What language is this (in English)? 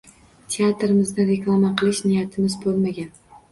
Uzbek